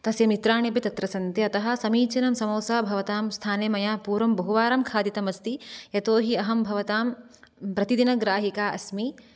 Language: Sanskrit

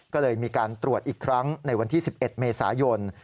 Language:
Thai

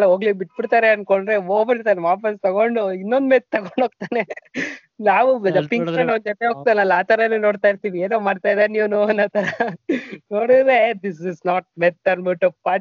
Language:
Kannada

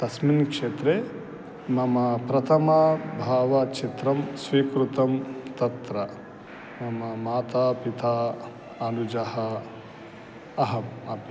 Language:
Sanskrit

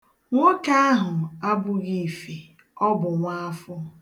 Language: Igbo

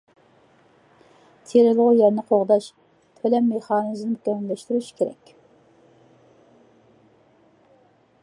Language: Uyghur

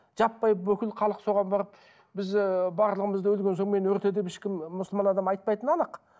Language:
Kazakh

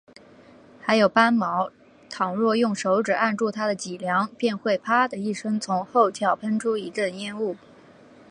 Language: Chinese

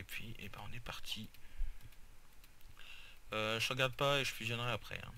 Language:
French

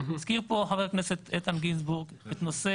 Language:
Hebrew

